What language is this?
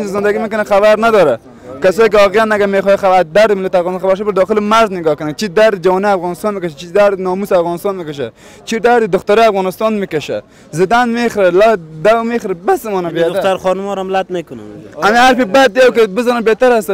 Persian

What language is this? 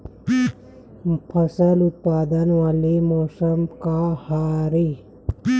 Chhattisgarhi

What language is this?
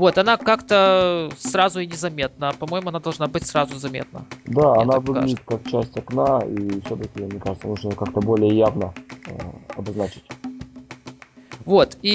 Russian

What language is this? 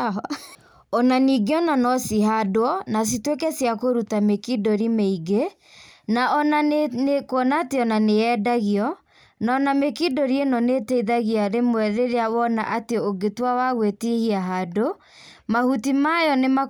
Kikuyu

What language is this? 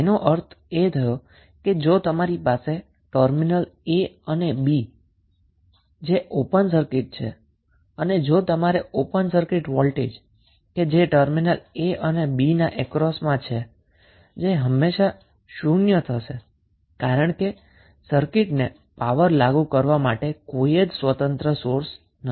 Gujarati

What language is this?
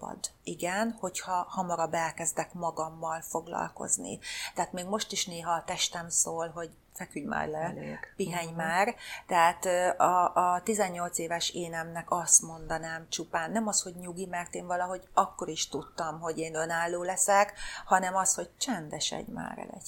Hungarian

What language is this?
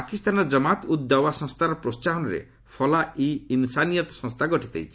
Odia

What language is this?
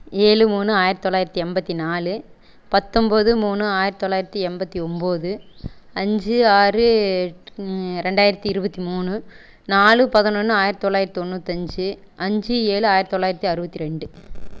Tamil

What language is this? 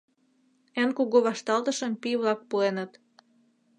Mari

